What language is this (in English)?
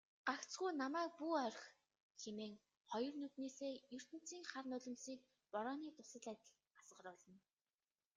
Mongolian